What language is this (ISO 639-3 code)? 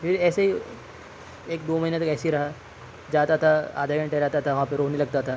urd